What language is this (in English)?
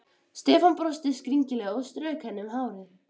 Icelandic